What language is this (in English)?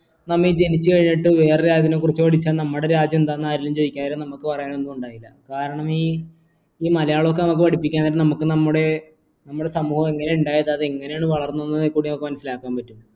Malayalam